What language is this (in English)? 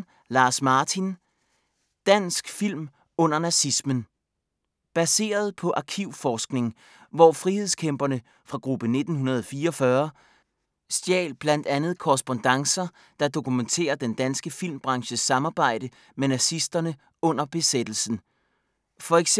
Danish